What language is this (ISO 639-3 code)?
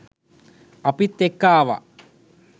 sin